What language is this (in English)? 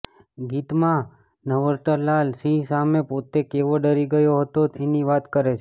Gujarati